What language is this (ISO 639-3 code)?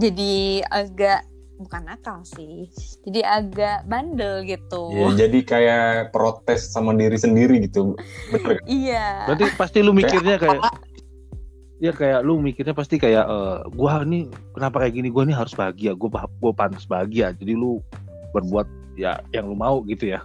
ind